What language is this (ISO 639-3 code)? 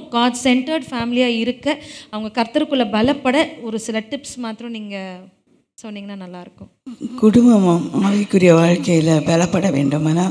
tam